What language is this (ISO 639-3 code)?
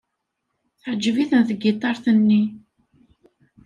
kab